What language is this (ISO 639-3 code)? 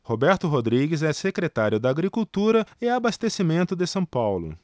por